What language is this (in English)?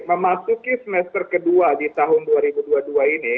Indonesian